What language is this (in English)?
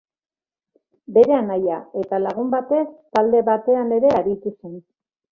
Basque